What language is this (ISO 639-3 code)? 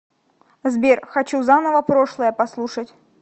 rus